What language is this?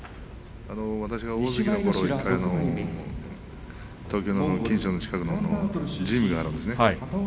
Japanese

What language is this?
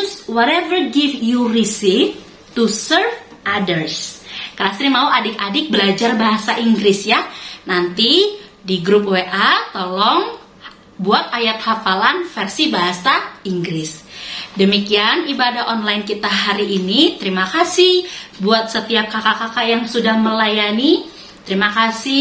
Indonesian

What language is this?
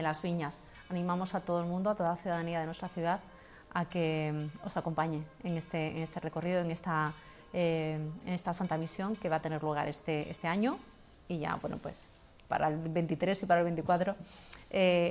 Spanish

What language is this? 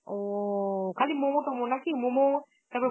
Bangla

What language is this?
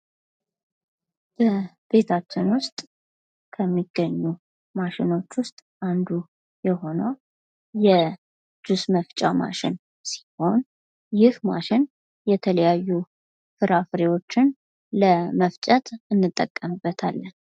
Amharic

